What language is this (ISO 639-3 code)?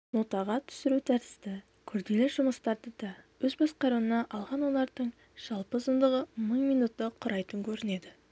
kaz